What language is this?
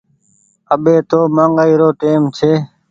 Goaria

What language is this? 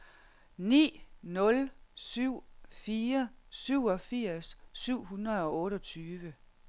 Danish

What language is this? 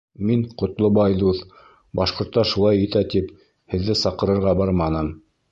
Bashkir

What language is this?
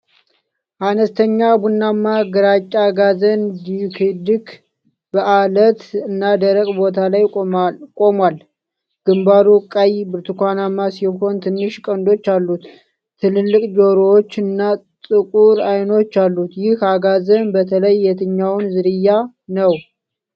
Amharic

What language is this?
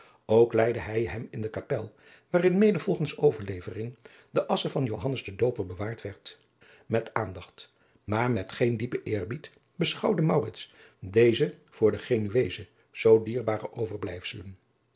Dutch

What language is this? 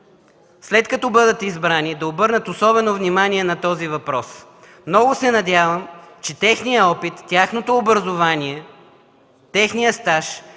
Bulgarian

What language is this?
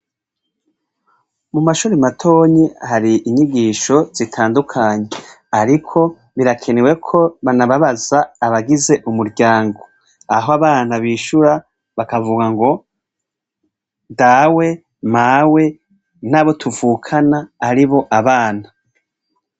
Rundi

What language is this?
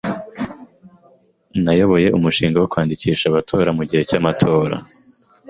Kinyarwanda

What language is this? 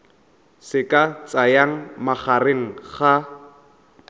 Tswana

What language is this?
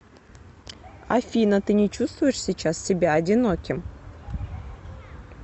Russian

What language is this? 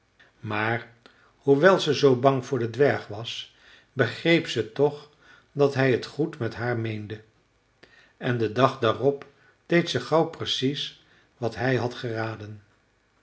Dutch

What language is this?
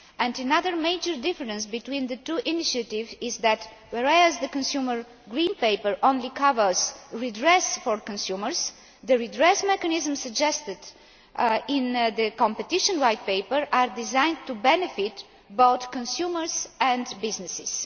English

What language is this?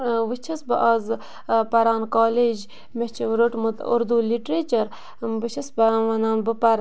Kashmiri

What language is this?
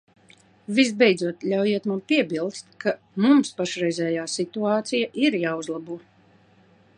Latvian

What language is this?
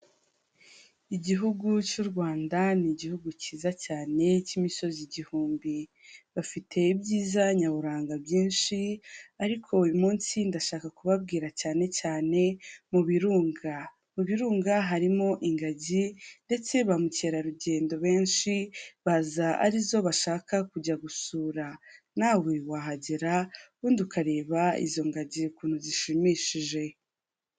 Kinyarwanda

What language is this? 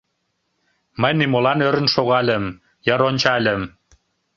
Mari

